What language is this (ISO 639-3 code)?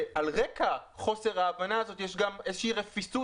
heb